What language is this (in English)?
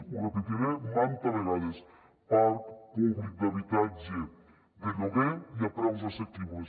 Catalan